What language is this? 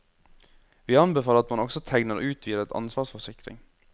Norwegian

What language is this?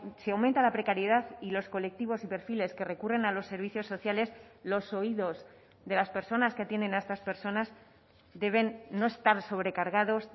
Spanish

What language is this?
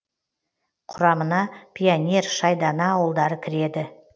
Kazakh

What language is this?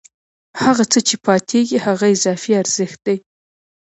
Pashto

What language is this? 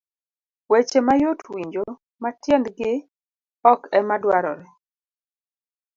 Luo (Kenya and Tanzania)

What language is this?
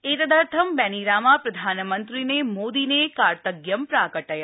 Sanskrit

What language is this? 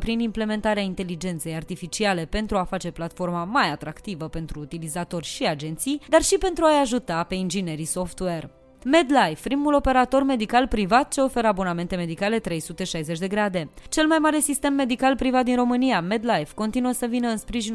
Romanian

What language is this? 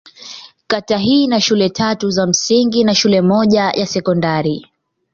Swahili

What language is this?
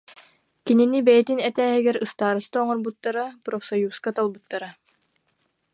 Yakut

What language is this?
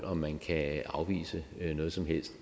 Danish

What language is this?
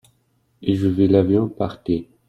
French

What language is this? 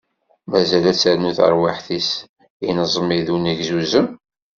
Kabyle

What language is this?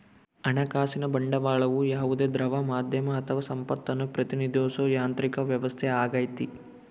Kannada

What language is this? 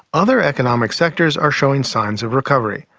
English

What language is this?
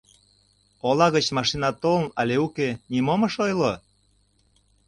Mari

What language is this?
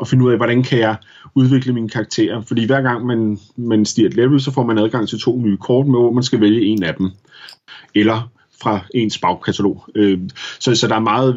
Danish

